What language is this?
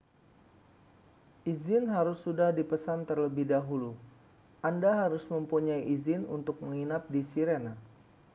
Indonesian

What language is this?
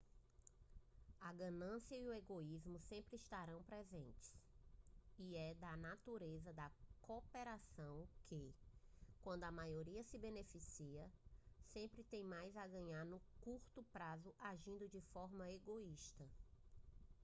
Portuguese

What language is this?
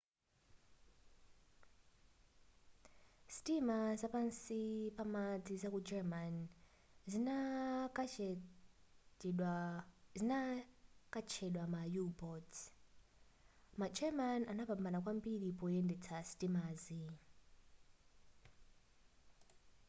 Nyanja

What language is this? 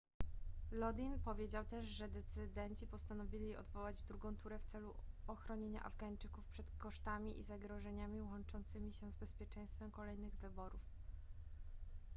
Polish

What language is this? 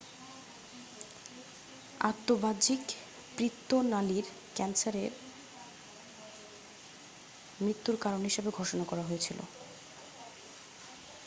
Bangla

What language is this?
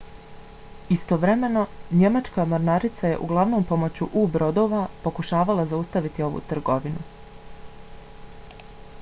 Bosnian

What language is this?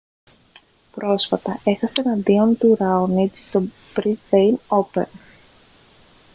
Greek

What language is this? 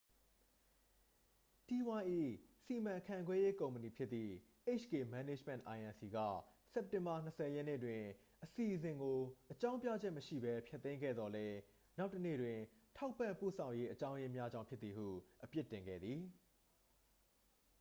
Burmese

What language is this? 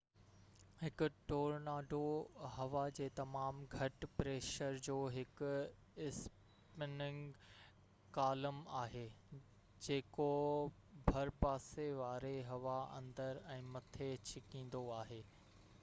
Sindhi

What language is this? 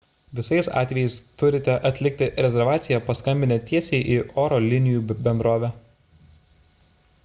Lithuanian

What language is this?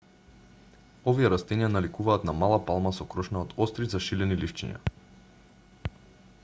Macedonian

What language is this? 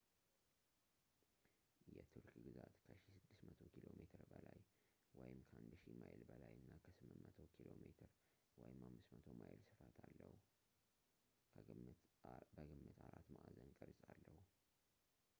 Amharic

